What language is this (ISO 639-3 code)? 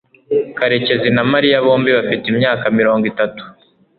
kin